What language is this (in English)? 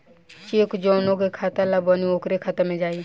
Bhojpuri